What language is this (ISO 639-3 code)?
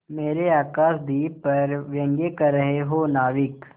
hin